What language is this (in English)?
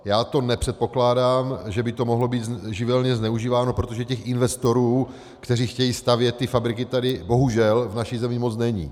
Czech